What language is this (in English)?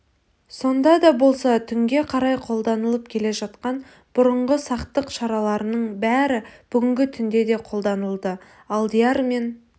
Kazakh